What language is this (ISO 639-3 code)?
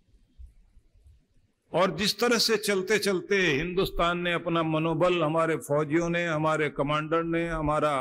hin